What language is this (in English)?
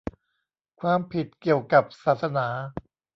Thai